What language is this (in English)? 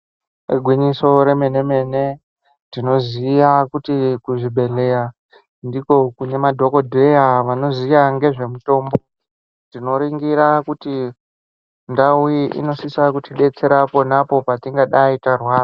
Ndau